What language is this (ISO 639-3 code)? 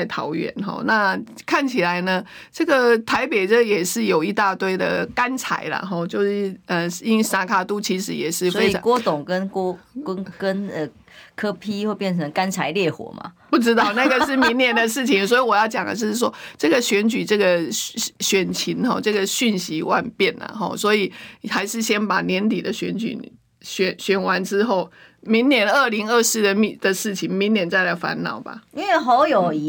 zho